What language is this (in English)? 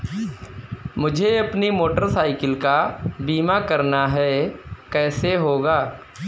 Hindi